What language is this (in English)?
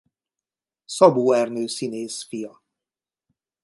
Hungarian